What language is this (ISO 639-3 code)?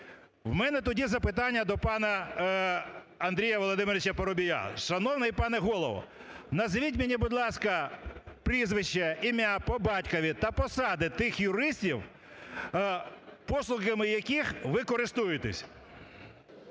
ukr